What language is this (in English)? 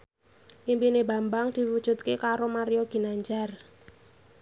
Javanese